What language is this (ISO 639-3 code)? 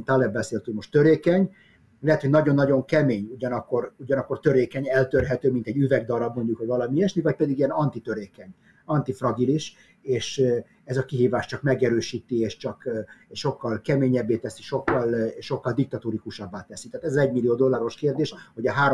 hun